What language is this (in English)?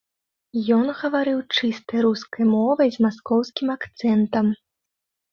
Belarusian